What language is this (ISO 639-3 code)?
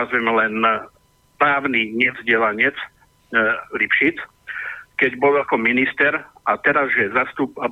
slk